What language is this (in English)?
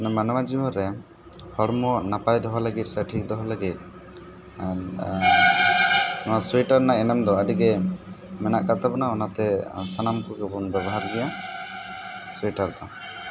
Santali